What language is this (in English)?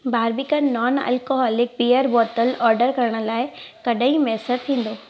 Sindhi